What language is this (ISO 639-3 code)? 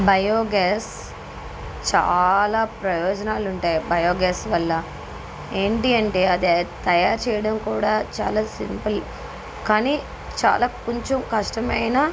tel